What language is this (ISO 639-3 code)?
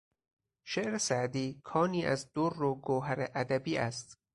fas